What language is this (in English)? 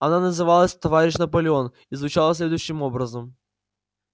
Russian